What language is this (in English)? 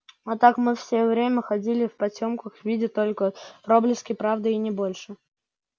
Russian